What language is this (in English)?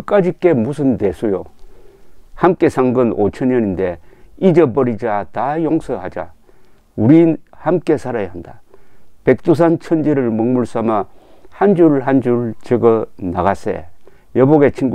Korean